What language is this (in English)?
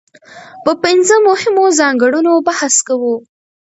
Pashto